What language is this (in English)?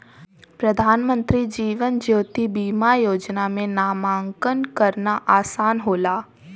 Bhojpuri